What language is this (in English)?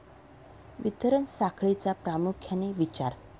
Marathi